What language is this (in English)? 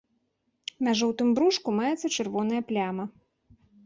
Belarusian